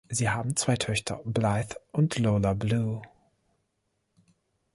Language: German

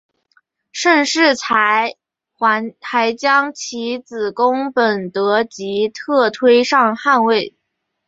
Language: Chinese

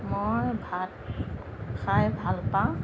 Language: Assamese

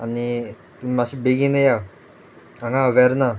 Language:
Konkani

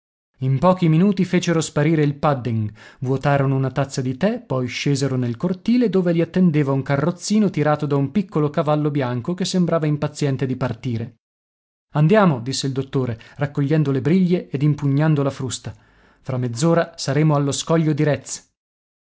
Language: Italian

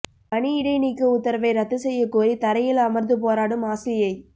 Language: Tamil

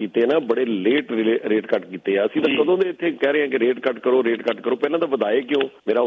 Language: Punjabi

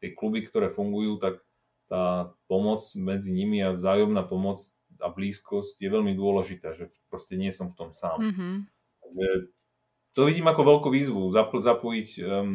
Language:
Slovak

